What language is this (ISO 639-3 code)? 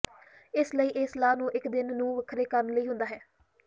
pan